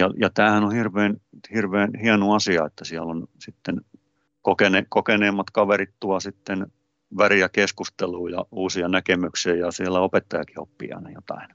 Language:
Finnish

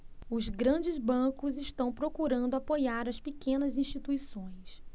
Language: Portuguese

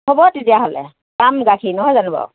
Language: Assamese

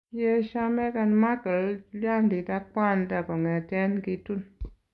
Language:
Kalenjin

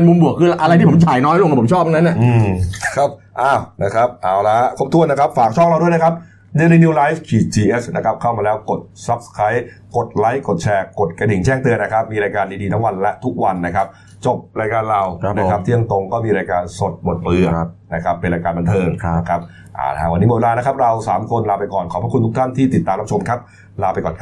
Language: Thai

